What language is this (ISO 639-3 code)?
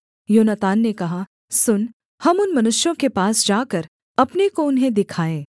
hin